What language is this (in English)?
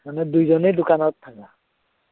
Assamese